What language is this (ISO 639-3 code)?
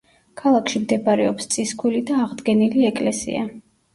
kat